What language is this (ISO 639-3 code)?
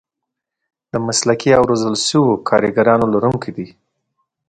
pus